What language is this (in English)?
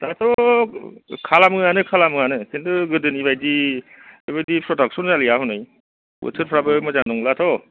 Bodo